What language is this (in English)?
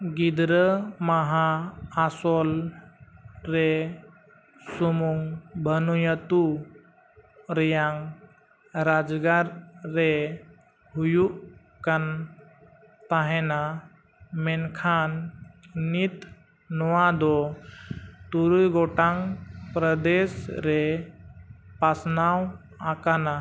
Santali